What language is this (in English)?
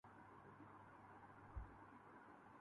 Urdu